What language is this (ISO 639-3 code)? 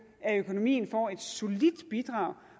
dan